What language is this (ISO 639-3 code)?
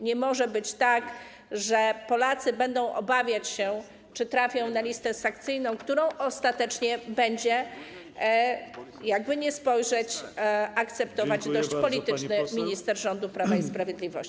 pol